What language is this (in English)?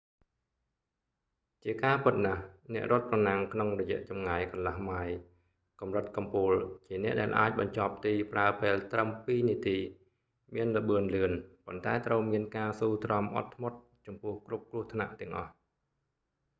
Khmer